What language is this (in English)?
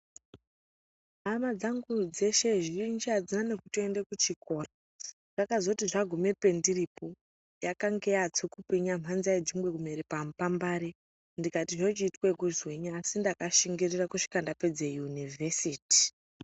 Ndau